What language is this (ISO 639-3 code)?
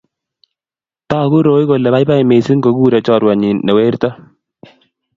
kln